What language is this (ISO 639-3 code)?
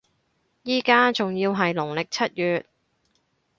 yue